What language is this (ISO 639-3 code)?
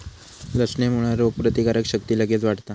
mar